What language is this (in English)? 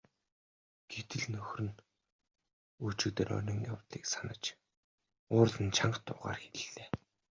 Mongolian